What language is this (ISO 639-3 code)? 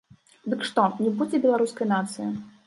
bel